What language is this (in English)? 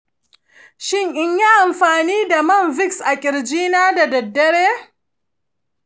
Hausa